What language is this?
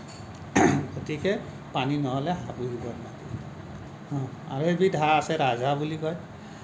Assamese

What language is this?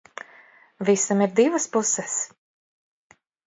Latvian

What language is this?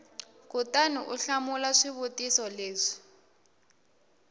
Tsonga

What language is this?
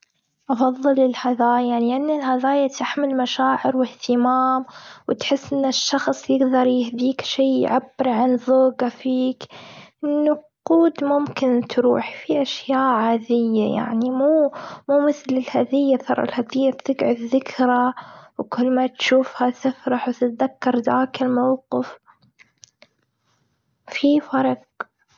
Gulf Arabic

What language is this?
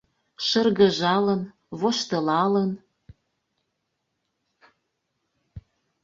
Mari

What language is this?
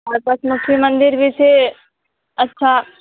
Maithili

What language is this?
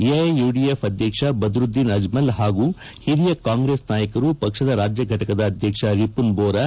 Kannada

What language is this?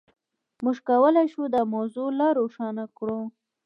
Pashto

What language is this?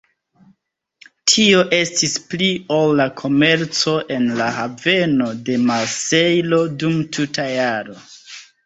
Esperanto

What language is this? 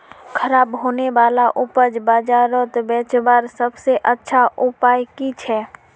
Magahi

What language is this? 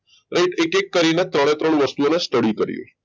Gujarati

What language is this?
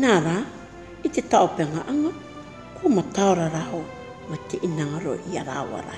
Māori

